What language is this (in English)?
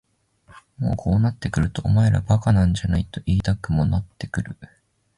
Japanese